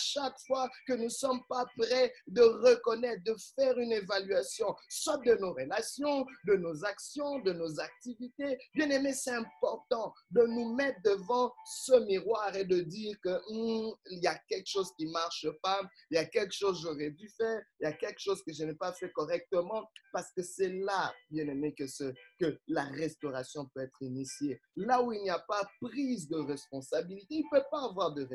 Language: French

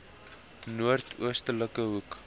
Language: Afrikaans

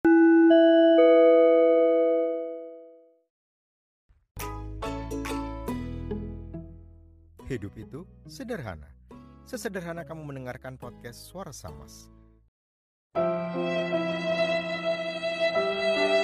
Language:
Indonesian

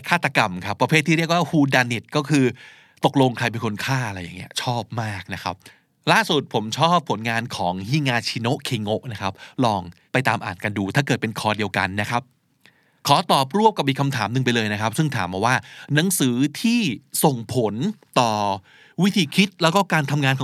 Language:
Thai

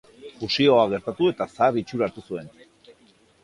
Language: Basque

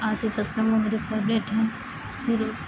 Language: Urdu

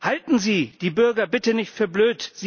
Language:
German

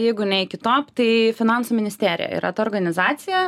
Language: Lithuanian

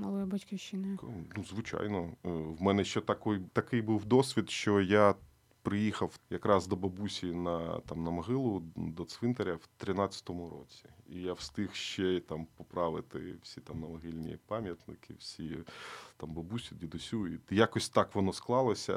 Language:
Ukrainian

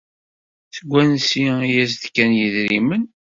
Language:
Kabyle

